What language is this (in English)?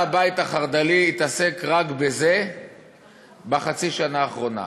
Hebrew